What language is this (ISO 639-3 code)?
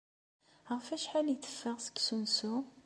kab